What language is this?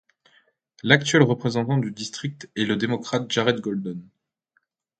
French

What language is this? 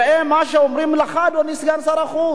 Hebrew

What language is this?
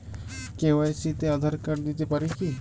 Bangla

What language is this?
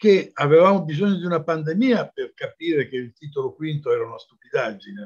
Italian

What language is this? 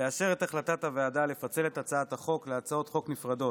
Hebrew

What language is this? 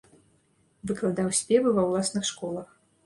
Belarusian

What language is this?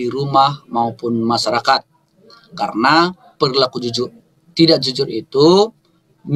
Indonesian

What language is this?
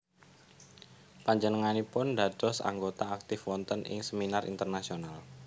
Javanese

